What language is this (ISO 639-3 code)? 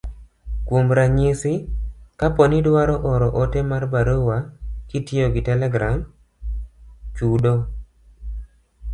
luo